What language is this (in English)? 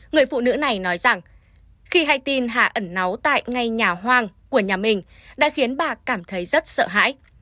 Vietnamese